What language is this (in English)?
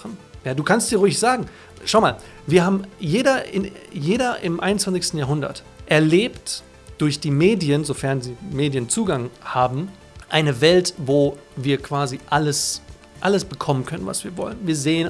German